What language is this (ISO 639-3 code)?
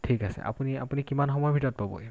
asm